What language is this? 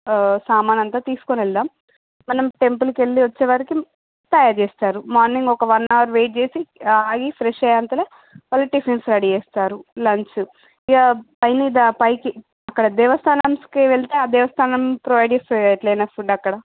Telugu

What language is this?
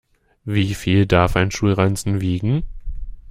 German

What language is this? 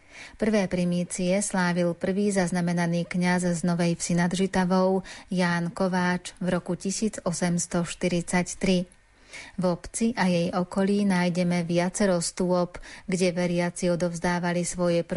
Slovak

